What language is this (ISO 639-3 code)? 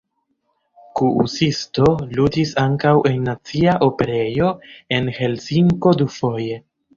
epo